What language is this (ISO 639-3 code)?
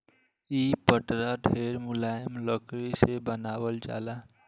bho